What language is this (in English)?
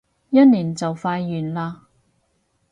Cantonese